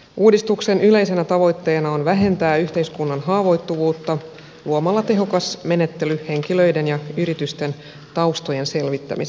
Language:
Finnish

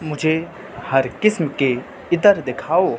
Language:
Urdu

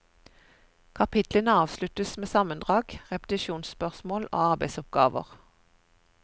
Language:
Norwegian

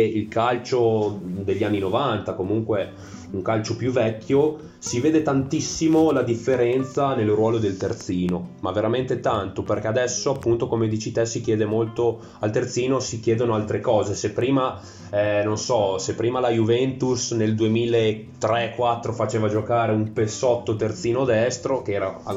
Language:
Italian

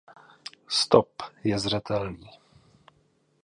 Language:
Czech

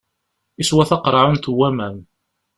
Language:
Kabyle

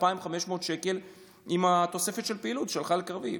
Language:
Hebrew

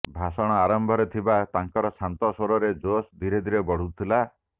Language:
Odia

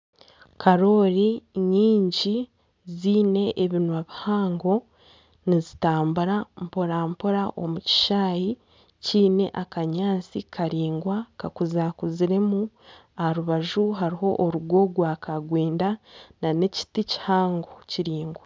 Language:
Nyankole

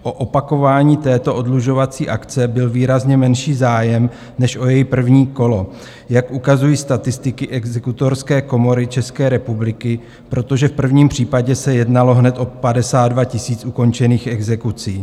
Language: Czech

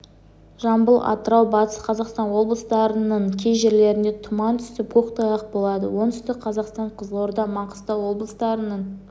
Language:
Kazakh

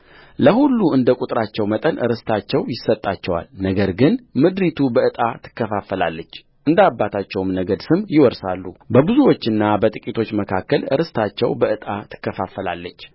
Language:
Amharic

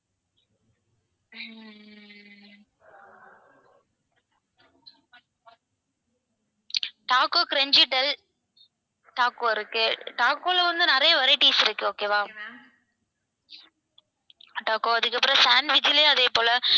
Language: Tamil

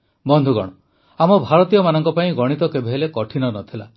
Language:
Odia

